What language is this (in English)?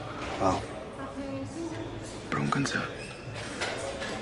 Welsh